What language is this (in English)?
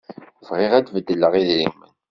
Kabyle